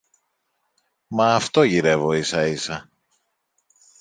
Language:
Greek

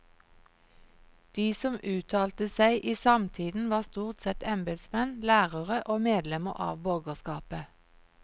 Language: Norwegian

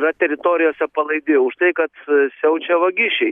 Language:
Lithuanian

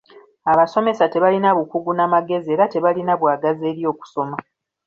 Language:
Ganda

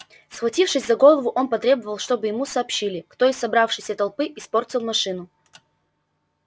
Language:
Russian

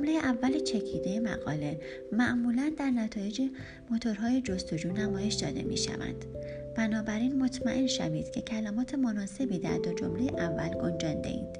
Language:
Persian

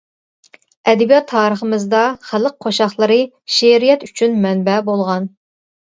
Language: Uyghur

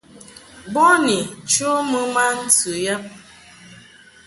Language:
Mungaka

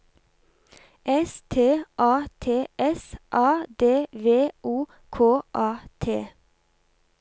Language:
Norwegian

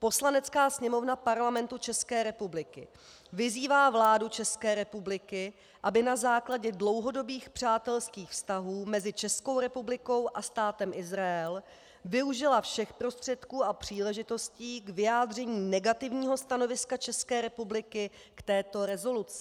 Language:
Czech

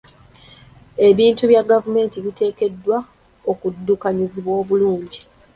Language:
Ganda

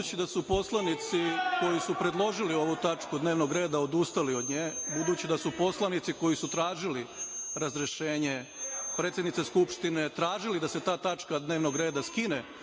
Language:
Serbian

